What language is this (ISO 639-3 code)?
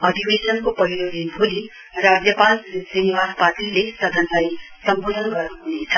nep